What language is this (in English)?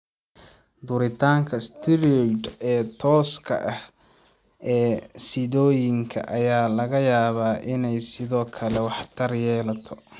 Somali